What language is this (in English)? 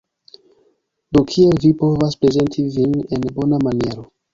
Esperanto